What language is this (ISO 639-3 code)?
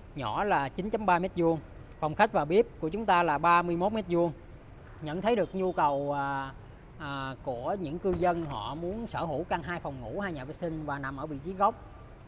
vie